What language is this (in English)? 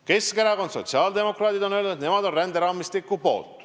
Estonian